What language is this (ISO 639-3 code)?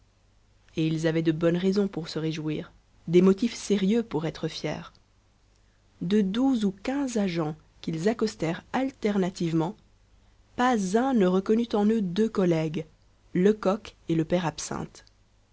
fra